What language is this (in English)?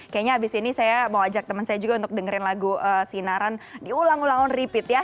Indonesian